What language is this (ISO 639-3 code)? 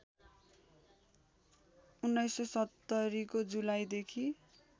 nep